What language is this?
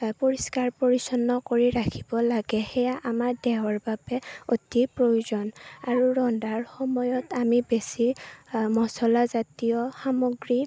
Assamese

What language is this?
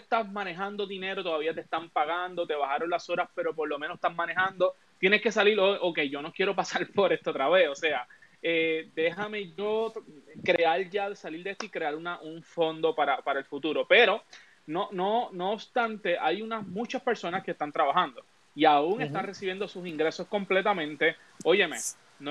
Spanish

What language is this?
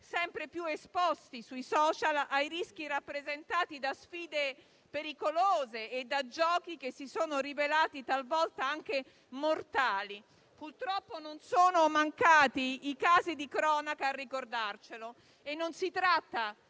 Italian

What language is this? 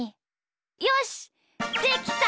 Japanese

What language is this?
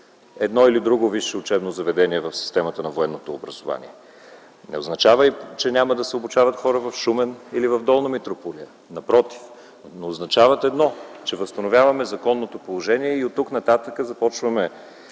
Bulgarian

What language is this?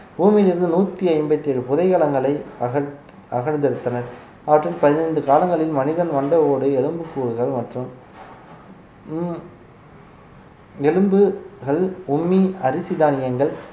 Tamil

